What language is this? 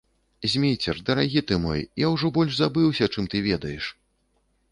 Belarusian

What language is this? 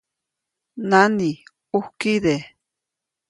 Copainalá Zoque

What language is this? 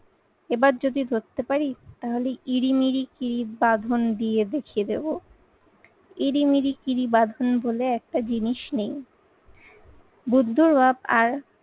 Bangla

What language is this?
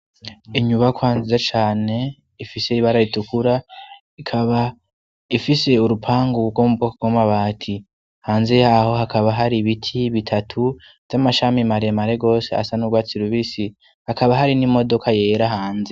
Rundi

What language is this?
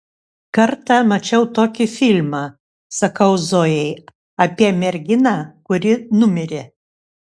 Lithuanian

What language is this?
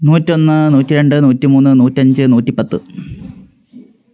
Malayalam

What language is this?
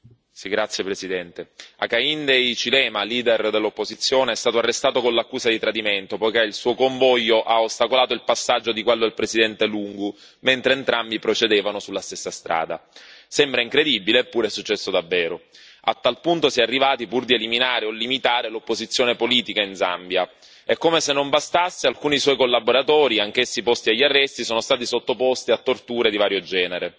Italian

